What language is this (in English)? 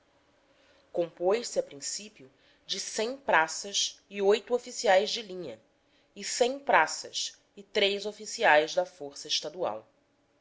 Portuguese